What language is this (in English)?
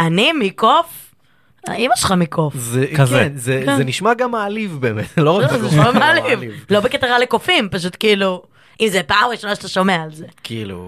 Hebrew